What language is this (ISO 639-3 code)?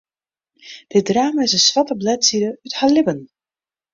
fry